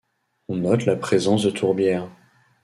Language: French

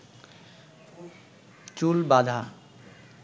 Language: Bangla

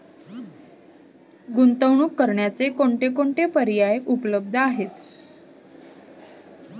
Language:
Marathi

